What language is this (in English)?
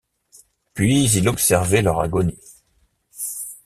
French